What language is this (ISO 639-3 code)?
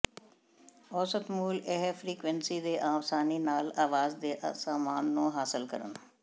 pan